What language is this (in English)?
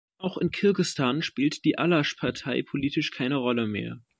German